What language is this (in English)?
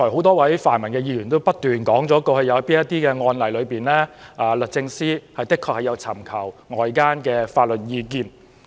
Cantonese